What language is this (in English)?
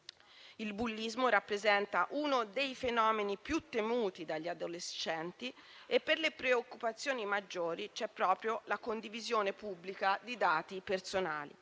Italian